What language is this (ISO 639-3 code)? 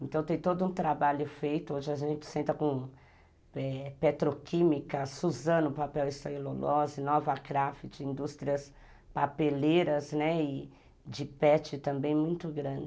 por